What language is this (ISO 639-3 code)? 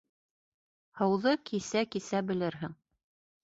bak